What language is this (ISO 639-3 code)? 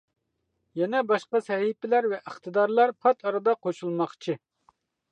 uig